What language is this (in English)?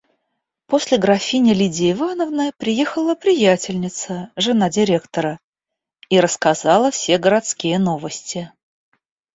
Russian